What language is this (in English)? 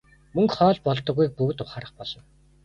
Mongolian